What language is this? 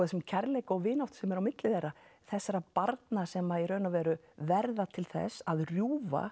Icelandic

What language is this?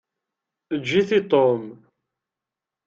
Kabyle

